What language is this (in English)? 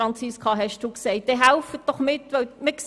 Swiss German